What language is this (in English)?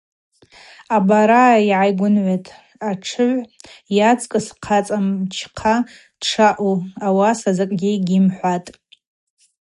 Abaza